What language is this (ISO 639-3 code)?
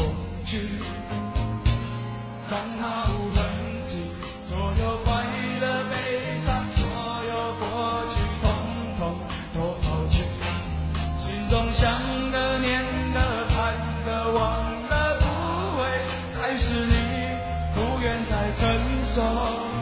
zho